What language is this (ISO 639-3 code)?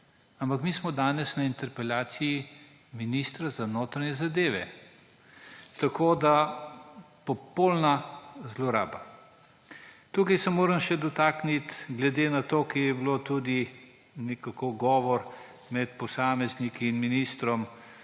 slv